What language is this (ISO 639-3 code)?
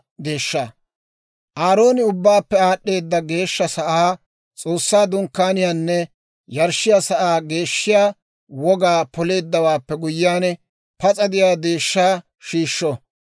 dwr